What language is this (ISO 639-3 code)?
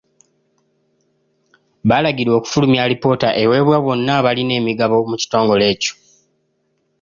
lug